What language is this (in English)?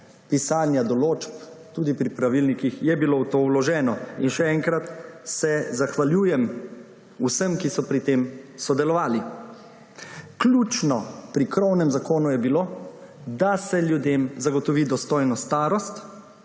Slovenian